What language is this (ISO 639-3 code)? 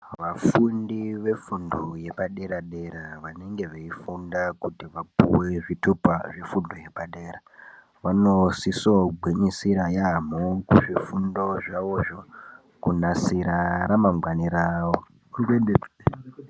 ndc